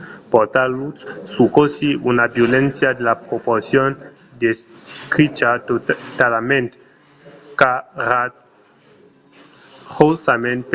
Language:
Occitan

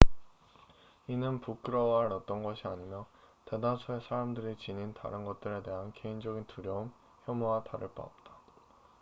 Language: Korean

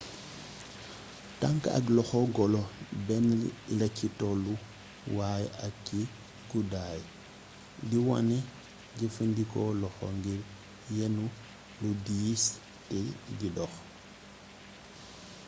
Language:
Wolof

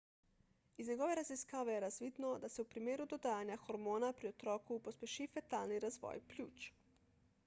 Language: Slovenian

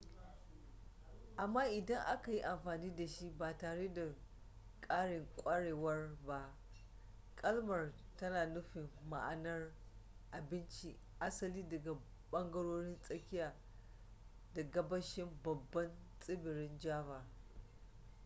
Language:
Hausa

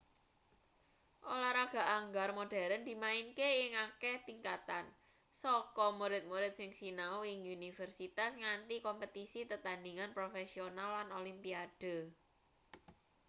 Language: Javanese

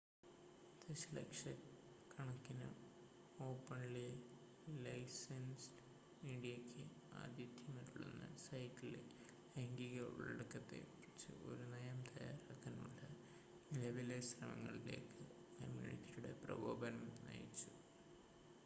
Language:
Malayalam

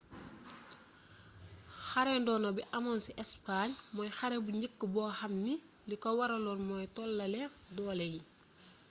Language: Wolof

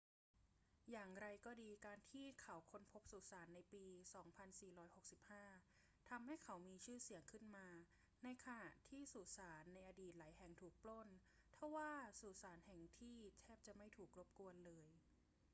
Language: Thai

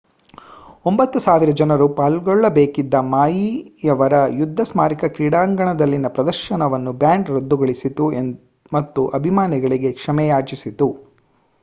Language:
Kannada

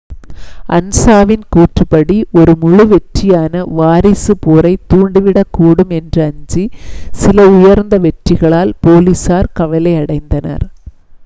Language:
Tamil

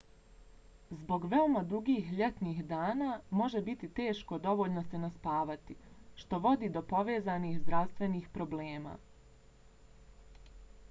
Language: Bosnian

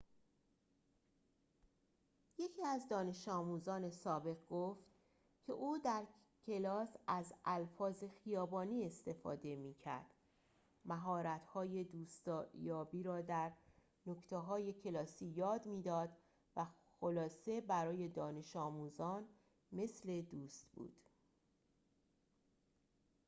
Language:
Persian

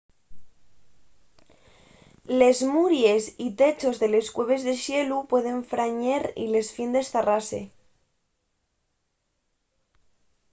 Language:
Asturian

